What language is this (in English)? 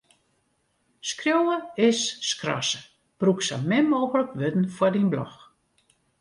Western Frisian